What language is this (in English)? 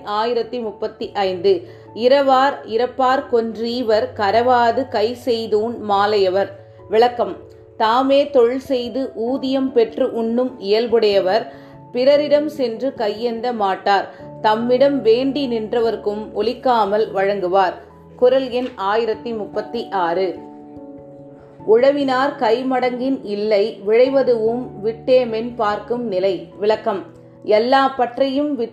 Tamil